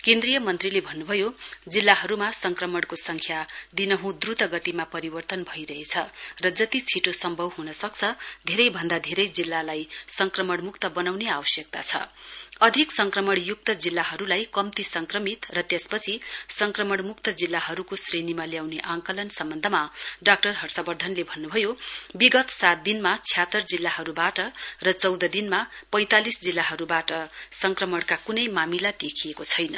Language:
Nepali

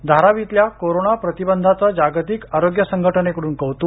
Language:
Marathi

